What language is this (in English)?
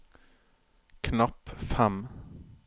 Norwegian